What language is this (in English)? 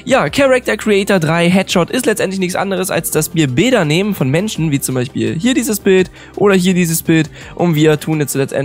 German